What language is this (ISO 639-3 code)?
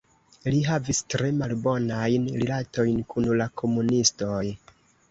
epo